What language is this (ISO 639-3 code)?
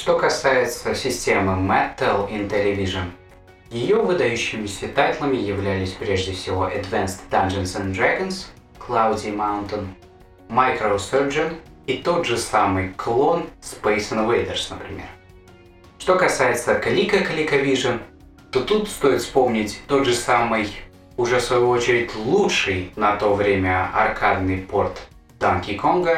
rus